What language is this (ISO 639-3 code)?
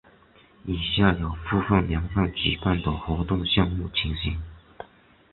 zho